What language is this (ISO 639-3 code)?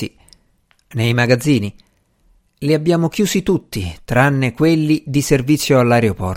ita